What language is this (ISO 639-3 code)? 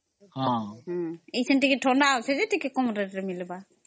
ori